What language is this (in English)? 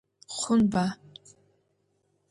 Adyghe